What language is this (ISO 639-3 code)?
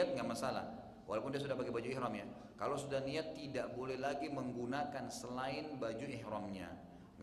ind